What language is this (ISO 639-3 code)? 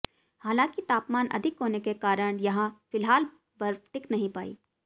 hin